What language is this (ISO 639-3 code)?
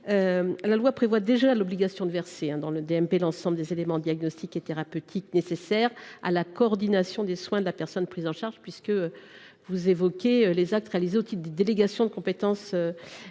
fra